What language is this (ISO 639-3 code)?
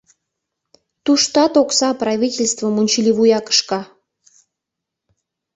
chm